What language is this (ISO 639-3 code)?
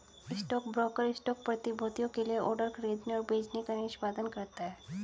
hin